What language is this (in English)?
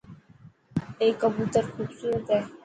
Dhatki